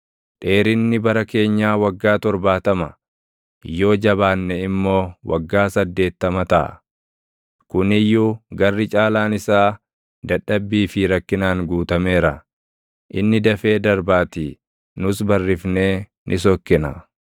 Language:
Oromo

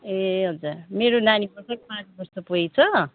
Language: Nepali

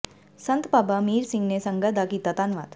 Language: Punjabi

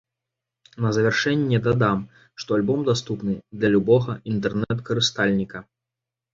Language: Belarusian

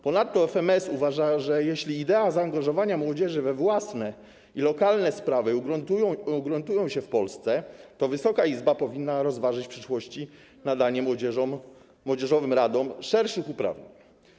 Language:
Polish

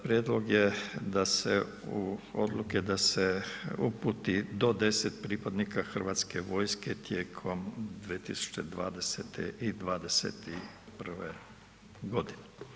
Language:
Croatian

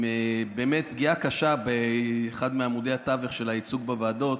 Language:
Hebrew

